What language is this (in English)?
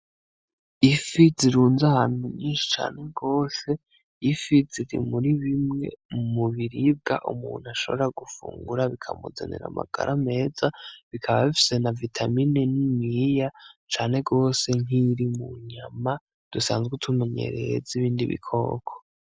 Rundi